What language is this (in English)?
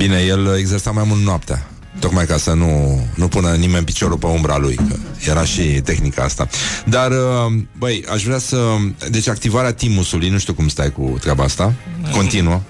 Romanian